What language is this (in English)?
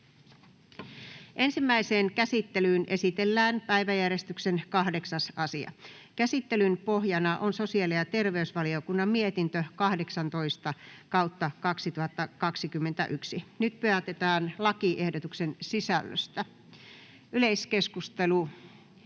Finnish